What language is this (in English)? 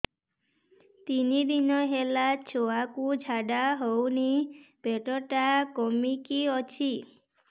Odia